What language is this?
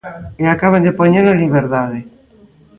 Galician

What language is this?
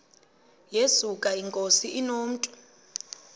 Xhosa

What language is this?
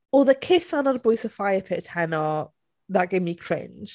Welsh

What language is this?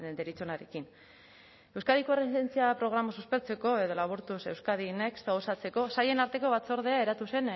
Basque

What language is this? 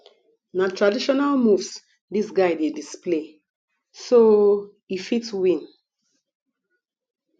Nigerian Pidgin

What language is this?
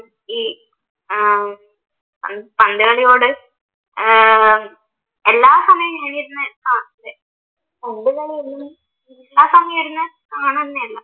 Malayalam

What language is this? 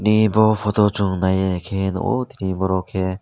Kok Borok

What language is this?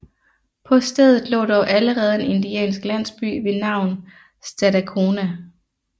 Danish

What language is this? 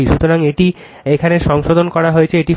Bangla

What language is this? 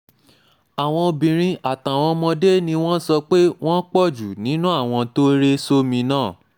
Yoruba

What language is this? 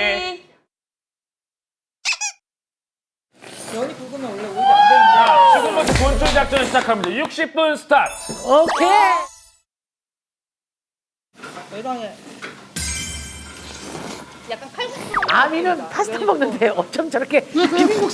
Korean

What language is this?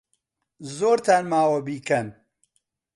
Central Kurdish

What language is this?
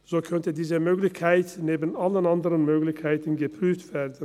Swiss German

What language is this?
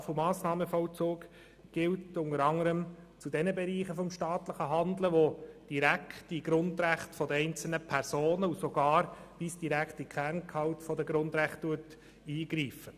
Swiss German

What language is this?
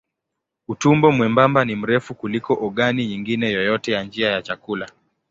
Swahili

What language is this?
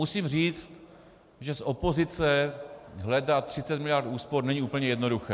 Czech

